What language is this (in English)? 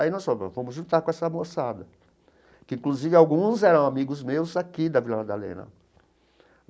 Portuguese